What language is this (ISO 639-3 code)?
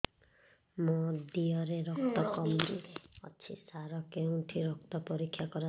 ori